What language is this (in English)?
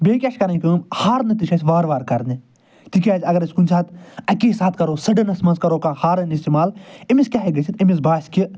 Kashmiri